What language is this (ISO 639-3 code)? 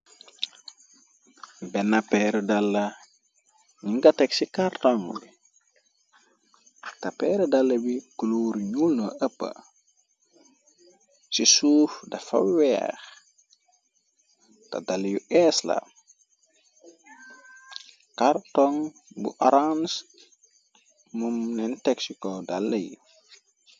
wol